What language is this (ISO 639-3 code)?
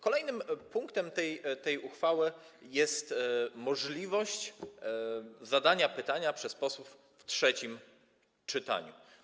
pol